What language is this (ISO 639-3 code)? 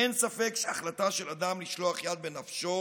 heb